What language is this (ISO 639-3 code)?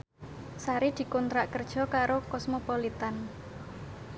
jav